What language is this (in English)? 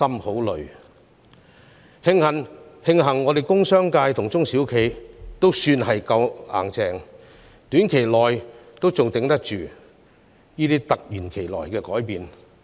Cantonese